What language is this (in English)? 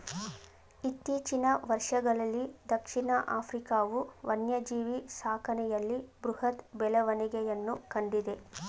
Kannada